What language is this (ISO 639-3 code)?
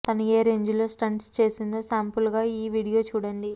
tel